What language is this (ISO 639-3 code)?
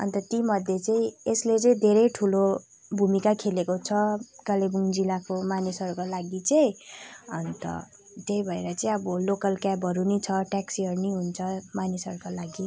nep